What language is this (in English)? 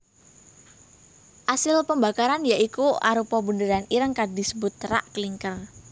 Javanese